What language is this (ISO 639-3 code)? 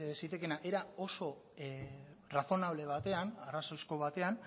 eus